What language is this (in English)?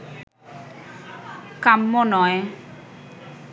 Bangla